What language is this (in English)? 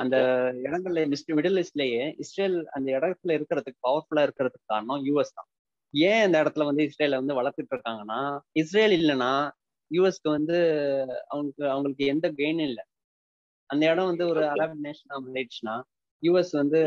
Tamil